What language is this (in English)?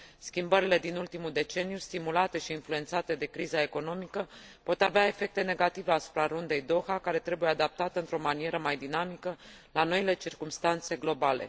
Romanian